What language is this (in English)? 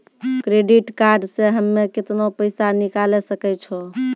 Maithili